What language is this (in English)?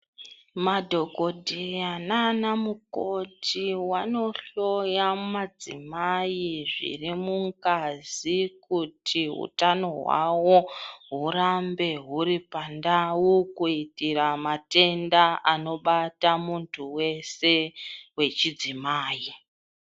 Ndau